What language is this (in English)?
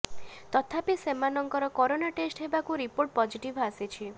Odia